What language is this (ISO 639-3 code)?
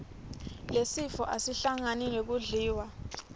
ssw